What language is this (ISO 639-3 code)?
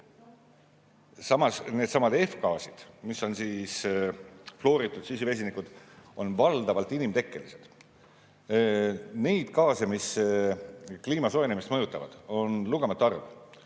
est